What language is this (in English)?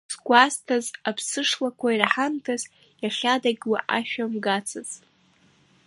Abkhazian